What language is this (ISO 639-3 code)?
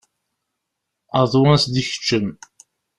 kab